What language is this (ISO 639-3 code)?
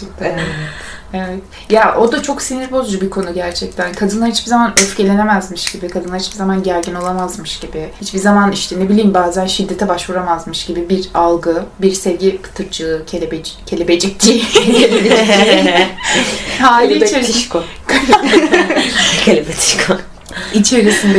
tur